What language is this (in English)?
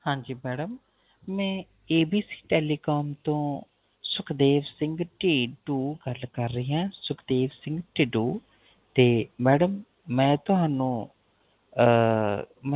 Punjabi